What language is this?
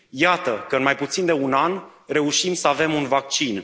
Romanian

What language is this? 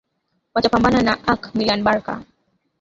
Swahili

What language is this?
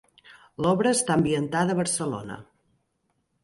Catalan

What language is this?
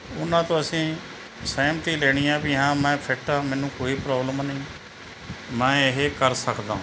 Punjabi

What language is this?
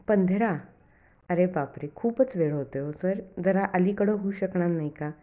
Marathi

